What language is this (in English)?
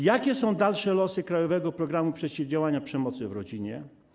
Polish